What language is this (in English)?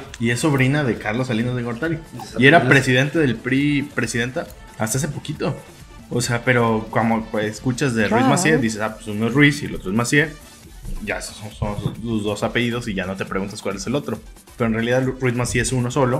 Spanish